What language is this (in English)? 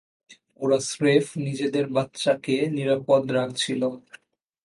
Bangla